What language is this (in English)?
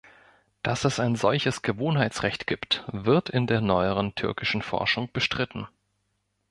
German